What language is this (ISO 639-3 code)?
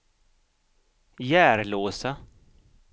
swe